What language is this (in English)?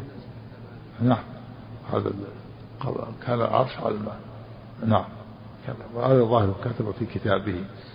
Arabic